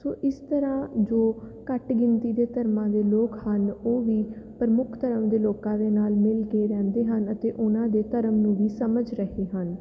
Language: Punjabi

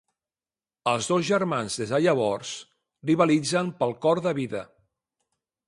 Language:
Catalan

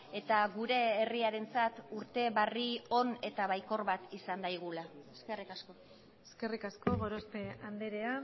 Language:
Basque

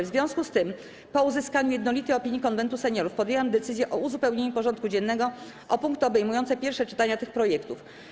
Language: Polish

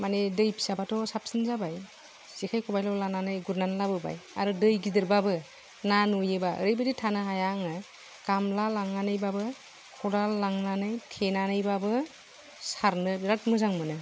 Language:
Bodo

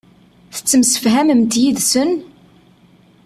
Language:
Kabyle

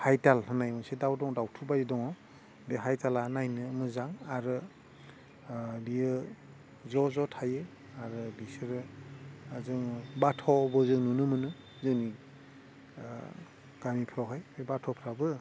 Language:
Bodo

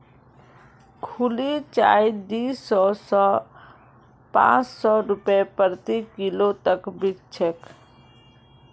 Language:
Magahi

